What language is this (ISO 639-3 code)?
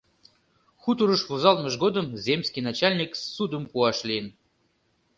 chm